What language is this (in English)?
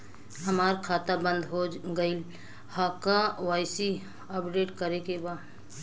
Bhojpuri